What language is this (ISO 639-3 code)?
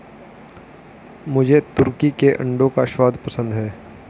hin